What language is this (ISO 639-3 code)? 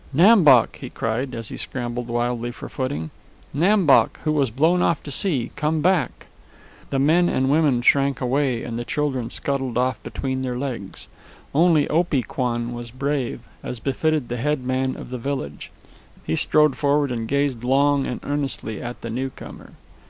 eng